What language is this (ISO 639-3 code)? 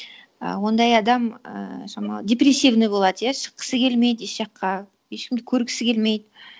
kaz